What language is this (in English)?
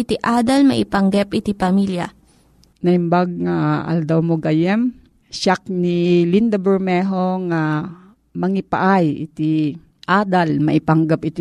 Filipino